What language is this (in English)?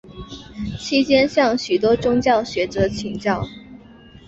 Chinese